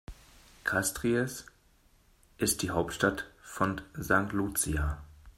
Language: German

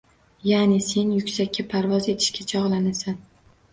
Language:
Uzbek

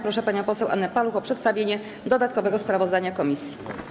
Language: Polish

